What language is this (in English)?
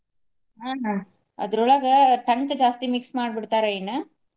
Kannada